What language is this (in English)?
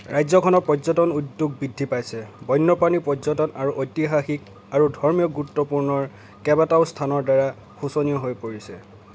Assamese